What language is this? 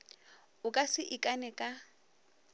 Northern Sotho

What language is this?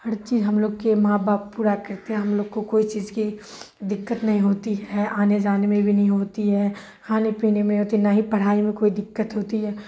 Urdu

